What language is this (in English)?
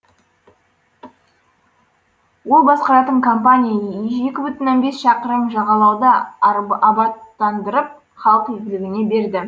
Kazakh